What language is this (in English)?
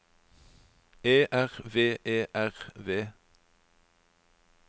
Norwegian